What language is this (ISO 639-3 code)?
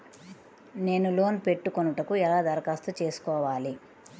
tel